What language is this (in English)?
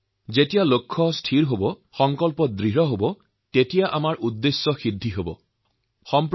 Assamese